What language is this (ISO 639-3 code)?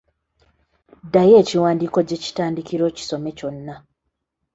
lug